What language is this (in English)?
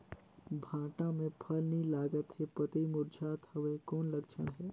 Chhattisgarhi